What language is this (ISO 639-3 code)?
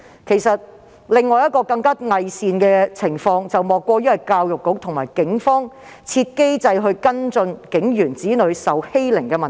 yue